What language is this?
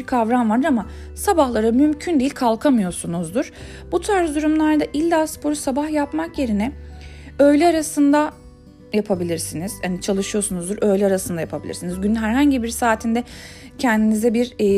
Turkish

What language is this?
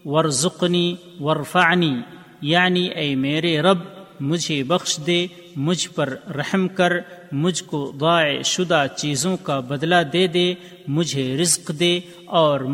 Urdu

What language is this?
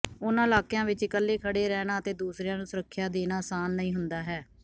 Punjabi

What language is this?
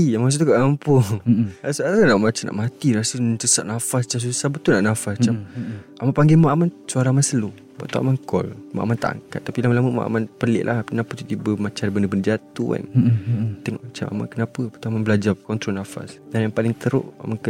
Malay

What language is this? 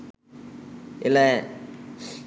Sinhala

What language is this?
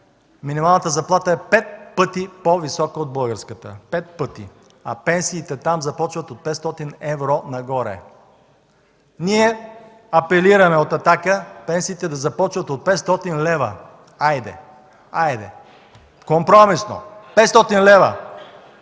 Bulgarian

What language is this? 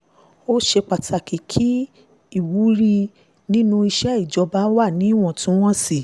Yoruba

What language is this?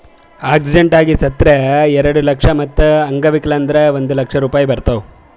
Kannada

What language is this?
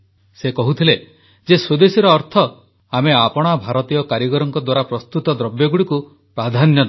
Odia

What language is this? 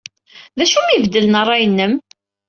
Kabyle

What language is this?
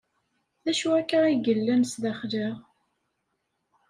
Kabyle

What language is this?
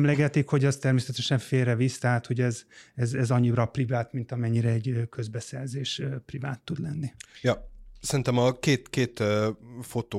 Hungarian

